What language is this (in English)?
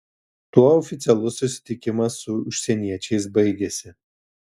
Lithuanian